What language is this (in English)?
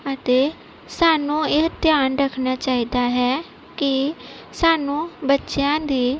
Punjabi